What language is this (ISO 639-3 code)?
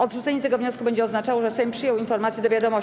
pol